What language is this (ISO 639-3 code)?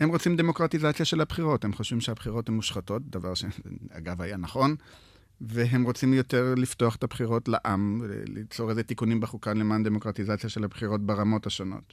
heb